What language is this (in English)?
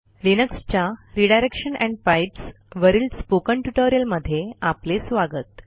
Marathi